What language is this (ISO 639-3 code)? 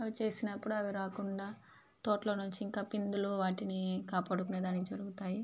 tel